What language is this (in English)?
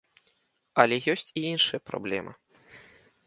Belarusian